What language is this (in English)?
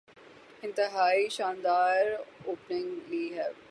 Urdu